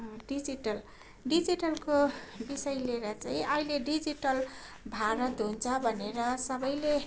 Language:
Nepali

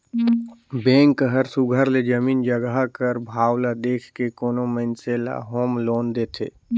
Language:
Chhattisgarhi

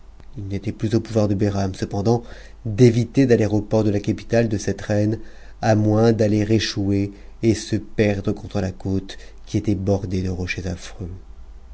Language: French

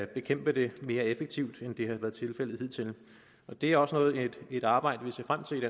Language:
Danish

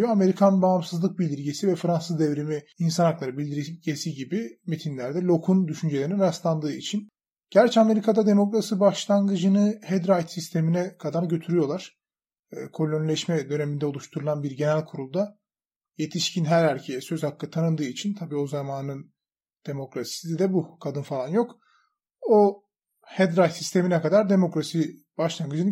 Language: Turkish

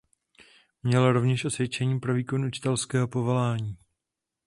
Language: Czech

